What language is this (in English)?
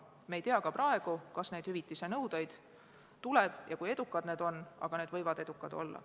Estonian